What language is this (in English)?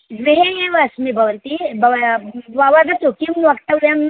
Sanskrit